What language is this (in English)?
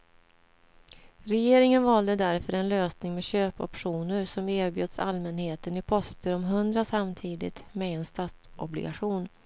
Swedish